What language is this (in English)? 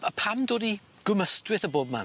Welsh